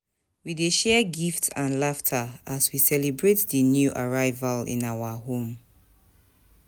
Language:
Nigerian Pidgin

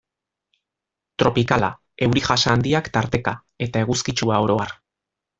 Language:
Basque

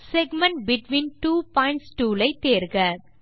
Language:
Tamil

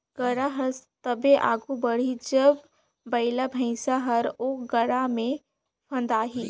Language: Chhattisgarhi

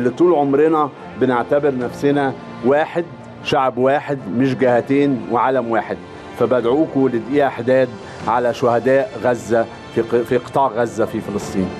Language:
Arabic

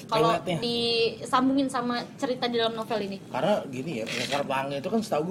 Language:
Indonesian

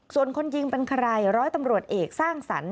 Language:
Thai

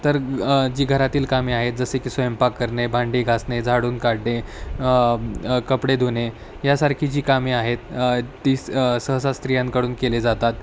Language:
Marathi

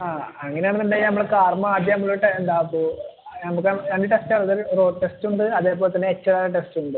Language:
Malayalam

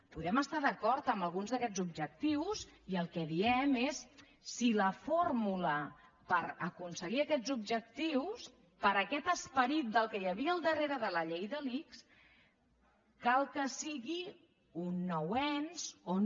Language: Catalan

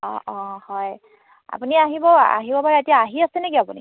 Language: Assamese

